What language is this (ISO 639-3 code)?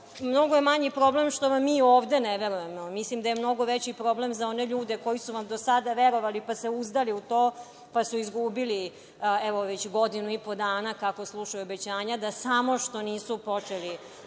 srp